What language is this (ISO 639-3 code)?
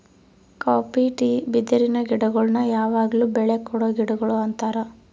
kan